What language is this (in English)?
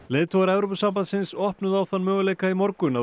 Icelandic